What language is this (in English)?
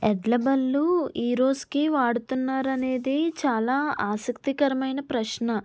Telugu